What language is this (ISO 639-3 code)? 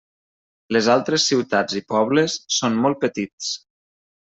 cat